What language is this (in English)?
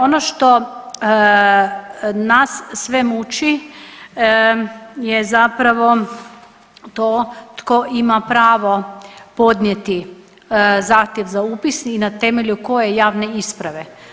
Croatian